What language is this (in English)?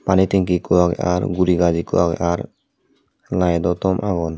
Chakma